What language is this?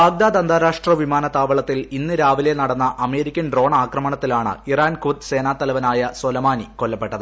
Malayalam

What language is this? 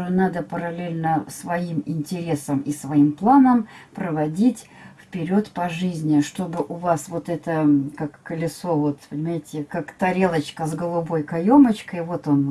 Russian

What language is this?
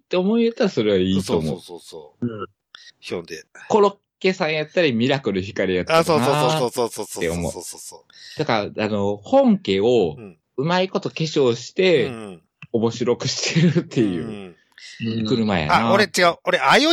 Japanese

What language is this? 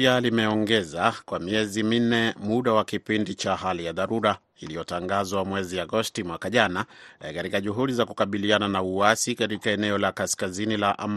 Swahili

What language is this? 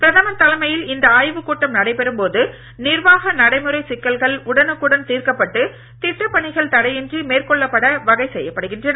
Tamil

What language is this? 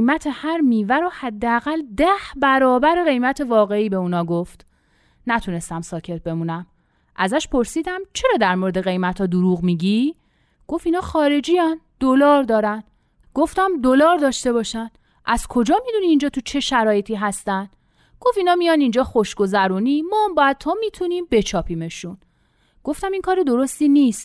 Persian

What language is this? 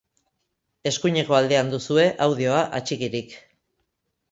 Basque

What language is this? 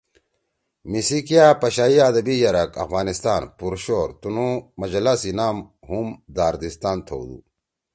Torwali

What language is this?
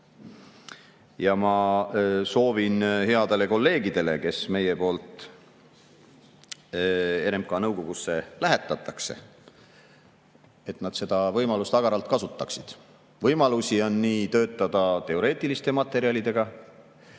Estonian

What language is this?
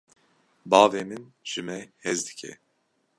Kurdish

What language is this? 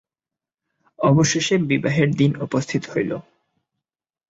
Bangla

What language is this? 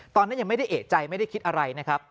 Thai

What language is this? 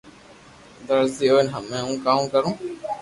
Loarki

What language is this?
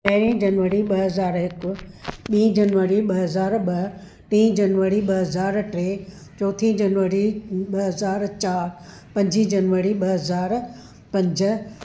Sindhi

